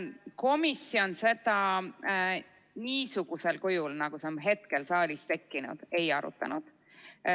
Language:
Estonian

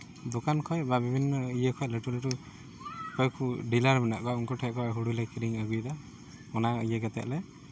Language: Santali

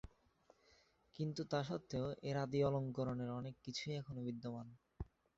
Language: Bangla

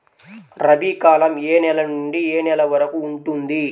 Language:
Telugu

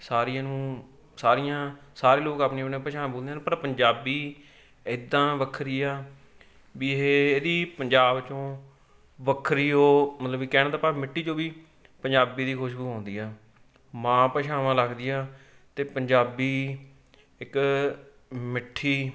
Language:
Punjabi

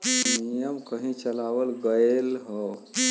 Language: Bhojpuri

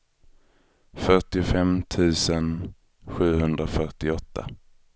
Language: Swedish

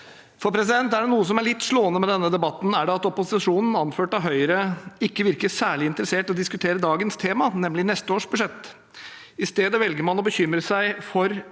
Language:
Norwegian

